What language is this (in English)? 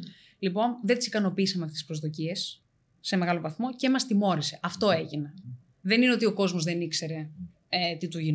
Greek